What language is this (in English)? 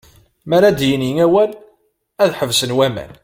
Kabyle